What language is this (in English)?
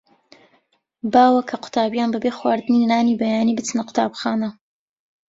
Central Kurdish